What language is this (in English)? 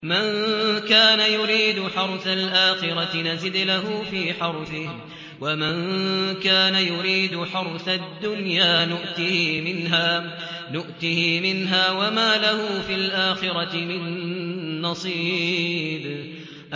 Arabic